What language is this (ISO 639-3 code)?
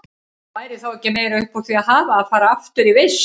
isl